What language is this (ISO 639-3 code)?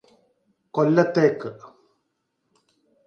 mal